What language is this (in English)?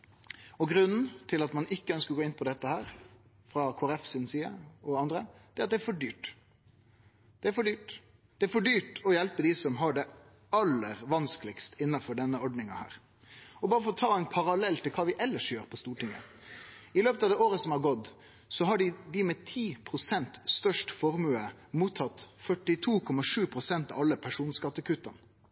Norwegian Nynorsk